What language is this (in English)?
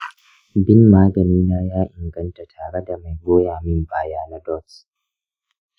Hausa